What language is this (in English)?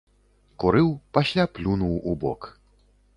Belarusian